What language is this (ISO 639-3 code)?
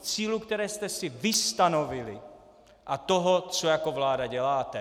ces